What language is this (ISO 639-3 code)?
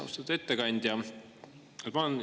est